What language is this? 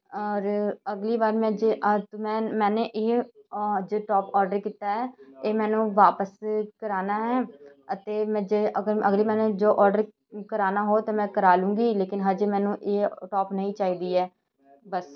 Punjabi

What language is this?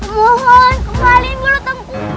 Indonesian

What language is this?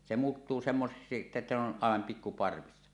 Finnish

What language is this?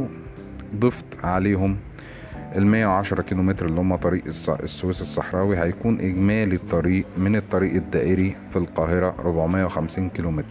Arabic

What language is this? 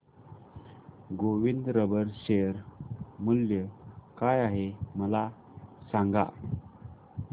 Marathi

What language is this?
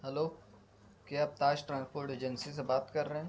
Urdu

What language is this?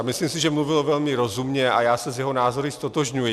Czech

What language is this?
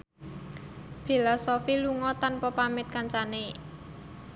Javanese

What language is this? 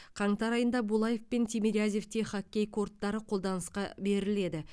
Kazakh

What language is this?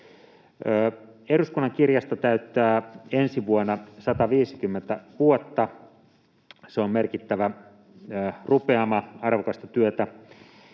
Finnish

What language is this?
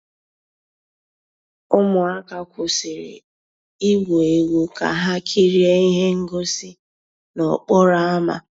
Igbo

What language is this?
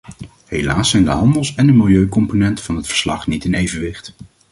Dutch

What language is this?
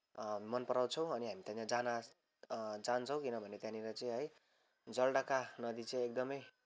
Nepali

